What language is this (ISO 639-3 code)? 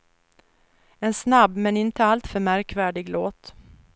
swe